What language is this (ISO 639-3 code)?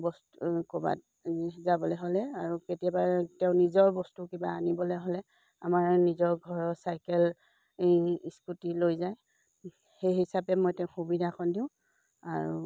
asm